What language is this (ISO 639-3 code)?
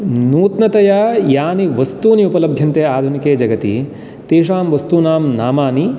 san